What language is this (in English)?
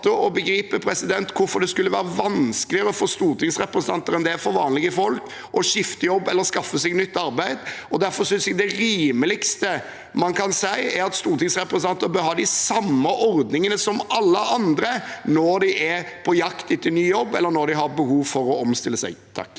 Norwegian